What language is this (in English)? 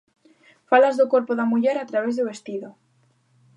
Galician